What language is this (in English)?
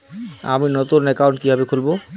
Bangla